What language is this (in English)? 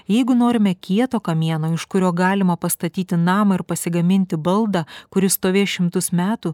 Lithuanian